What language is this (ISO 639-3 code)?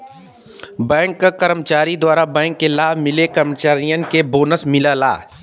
bho